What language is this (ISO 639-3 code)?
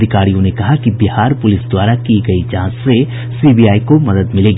hin